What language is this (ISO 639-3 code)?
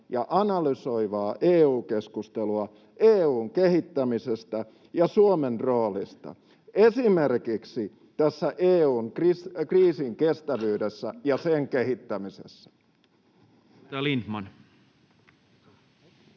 fin